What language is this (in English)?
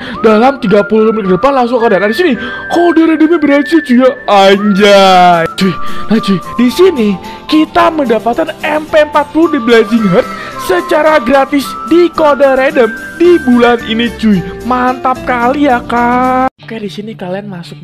Indonesian